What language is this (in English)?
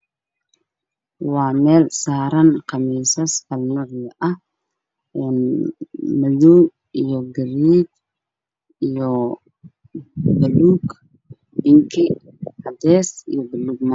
Somali